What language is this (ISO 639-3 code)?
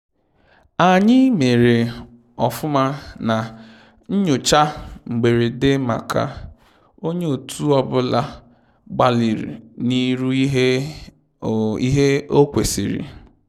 ibo